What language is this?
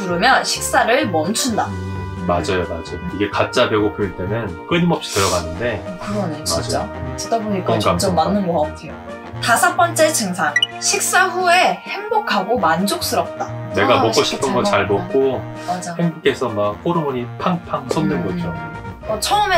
Korean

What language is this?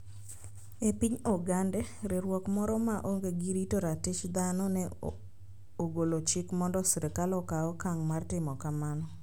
Luo (Kenya and Tanzania)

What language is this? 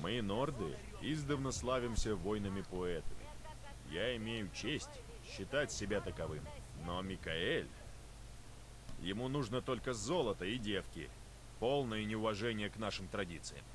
Russian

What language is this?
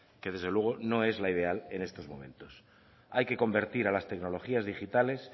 Spanish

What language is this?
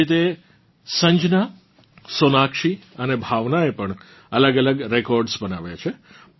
Gujarati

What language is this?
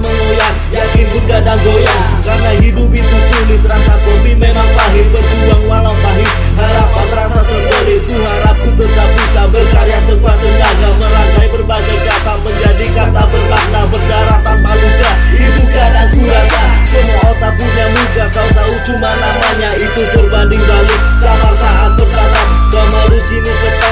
Indonesian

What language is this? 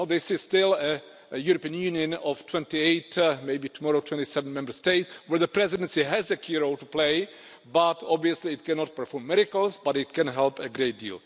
English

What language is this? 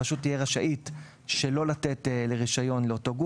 Hebrew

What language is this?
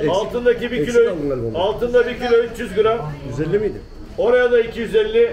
Turkish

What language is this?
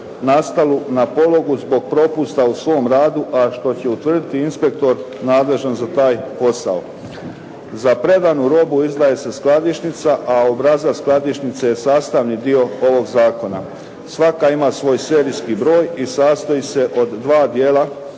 Croatian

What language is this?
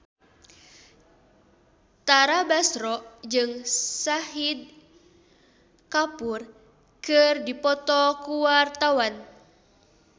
Sundanese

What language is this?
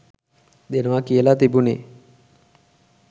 Sinhala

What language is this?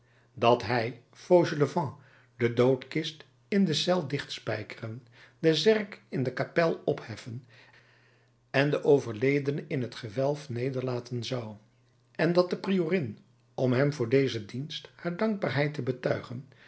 Dutch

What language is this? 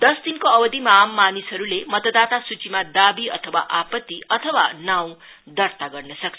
Nepali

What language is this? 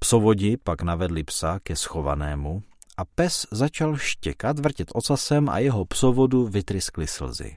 Czech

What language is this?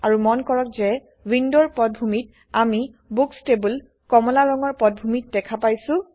Assamese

